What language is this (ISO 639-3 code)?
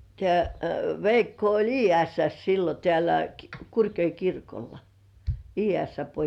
fin